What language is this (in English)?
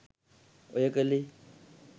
Sinhala